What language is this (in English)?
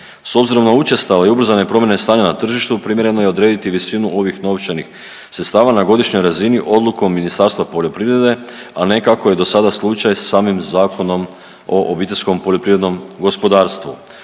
Croatian